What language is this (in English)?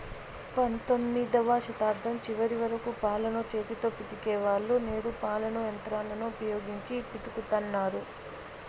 Telugu